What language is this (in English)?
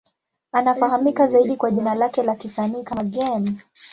Swahili